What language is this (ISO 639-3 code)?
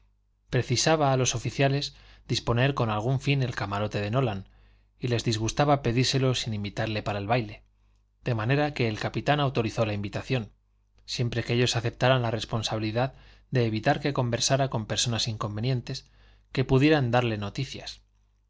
spa